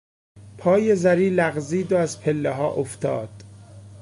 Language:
Persian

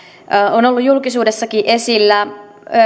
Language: Finnish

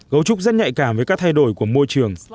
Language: Vietnamese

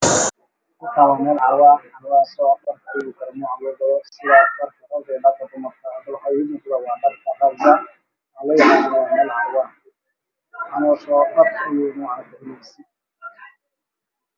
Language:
Somali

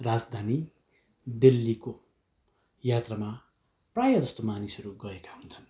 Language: Nepali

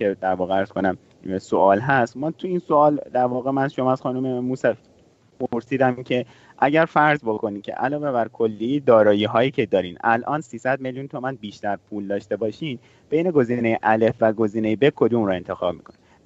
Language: Persian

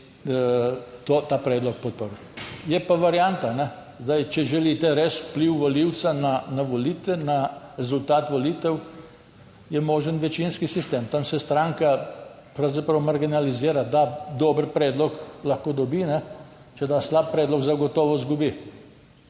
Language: Slovenian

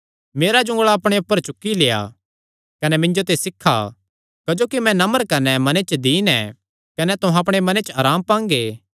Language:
Kangri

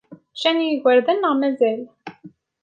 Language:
Kabyle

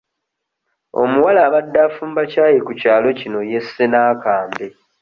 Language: Ganda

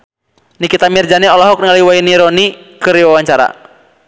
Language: Sundanese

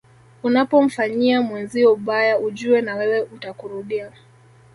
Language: Swahili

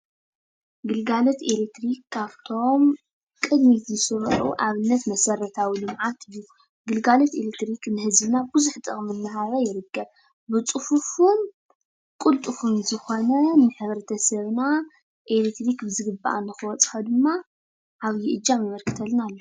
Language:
Tigrinya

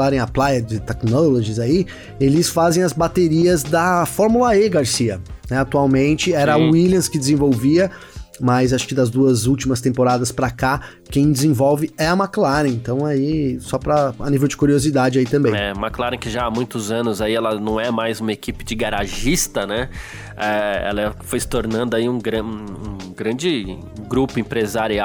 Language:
Portuguese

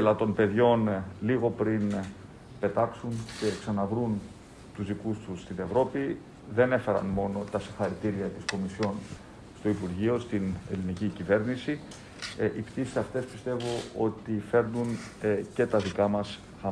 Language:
Greek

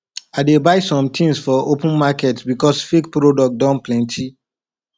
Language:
Nigerian Pidgin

